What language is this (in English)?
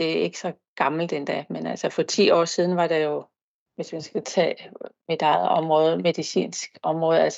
Danish